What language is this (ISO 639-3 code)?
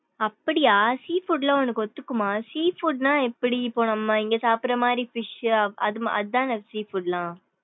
tam